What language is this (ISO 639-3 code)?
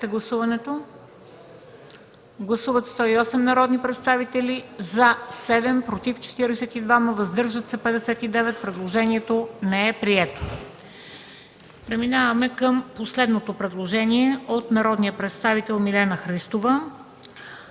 bul